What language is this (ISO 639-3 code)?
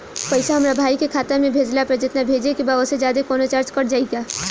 bho